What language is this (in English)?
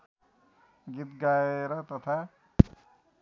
Nepali